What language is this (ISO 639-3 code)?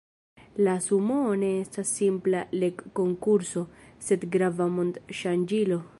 epo